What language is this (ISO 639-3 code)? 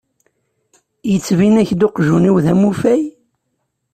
kab